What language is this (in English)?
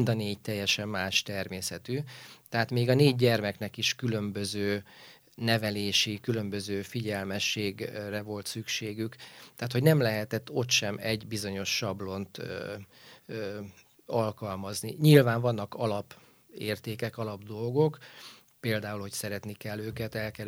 Hungarian